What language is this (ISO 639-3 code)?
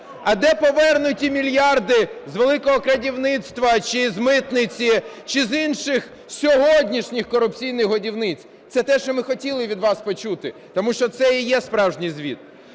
ukr